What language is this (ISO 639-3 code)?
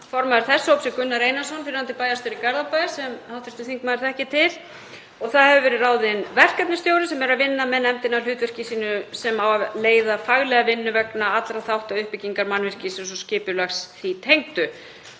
isl